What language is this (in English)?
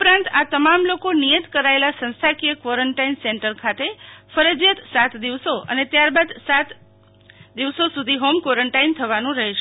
Gujarati